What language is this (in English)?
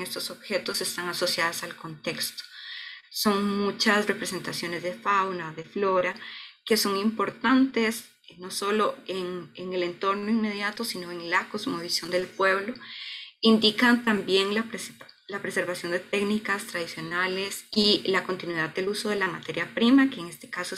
Spanish